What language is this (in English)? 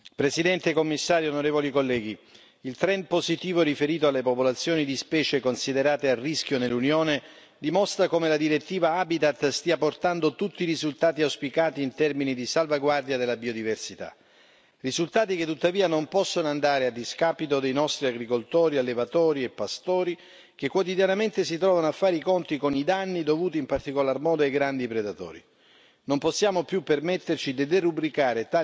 Italian